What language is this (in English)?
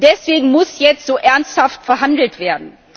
German